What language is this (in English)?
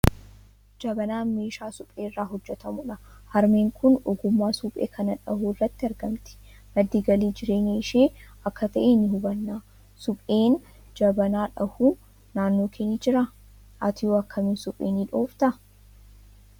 Oromo